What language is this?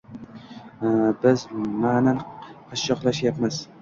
Uzbek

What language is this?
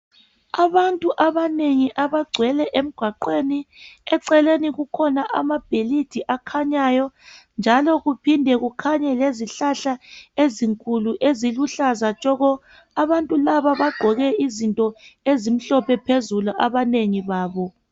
North Ndebele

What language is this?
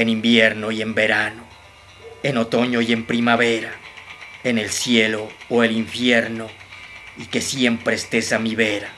Spanish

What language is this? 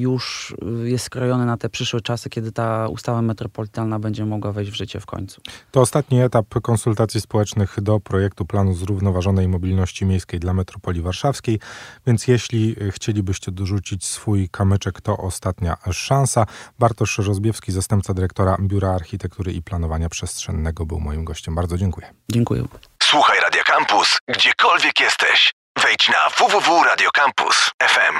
Polish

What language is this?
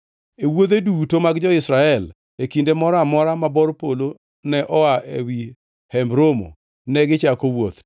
Luo (Kenya and Tanzania)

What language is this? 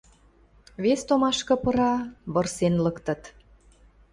Western Mari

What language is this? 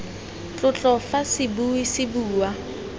Tswana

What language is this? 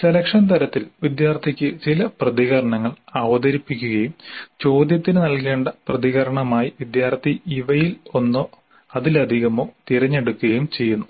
Malayalam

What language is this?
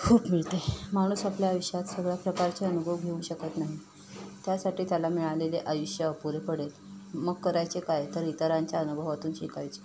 Marathi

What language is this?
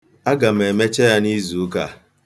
Igbo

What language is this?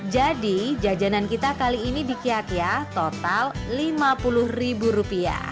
Indonesian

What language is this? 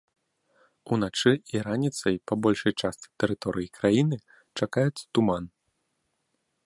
Belarusian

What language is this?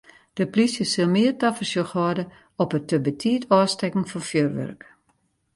Western Frisian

